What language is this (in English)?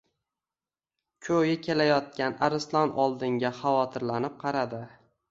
Uzbek